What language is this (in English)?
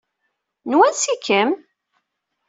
Kabyle